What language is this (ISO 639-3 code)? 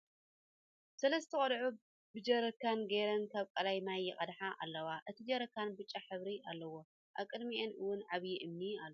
tir